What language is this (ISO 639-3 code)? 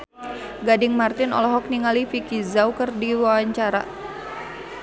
sun